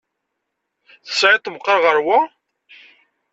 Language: Kabyle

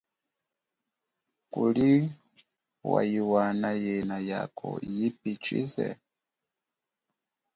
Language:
Chokwe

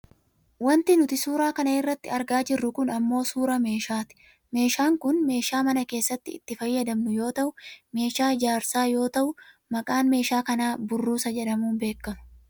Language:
Oromo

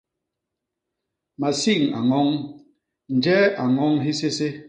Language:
Basaa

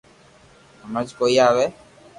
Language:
Loarki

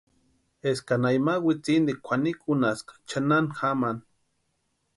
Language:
Western Highland Purepecha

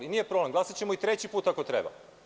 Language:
Serbian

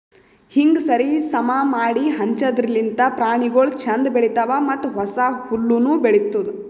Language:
Kannada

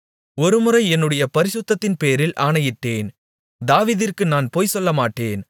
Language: Tamil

